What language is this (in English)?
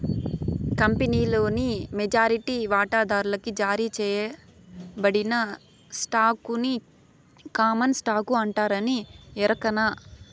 Telugu